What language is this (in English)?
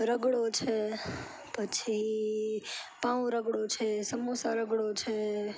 Gujarati